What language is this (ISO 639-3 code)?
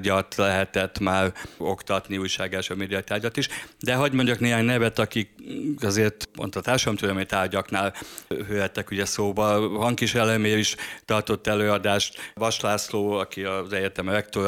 hun